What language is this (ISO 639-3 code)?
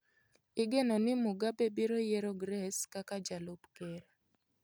luo